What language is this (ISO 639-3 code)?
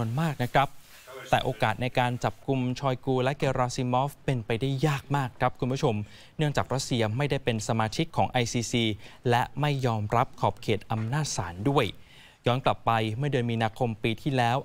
tha